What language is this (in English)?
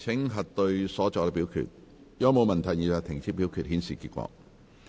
Cantonese